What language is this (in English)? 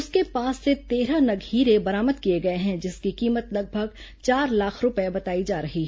Hindi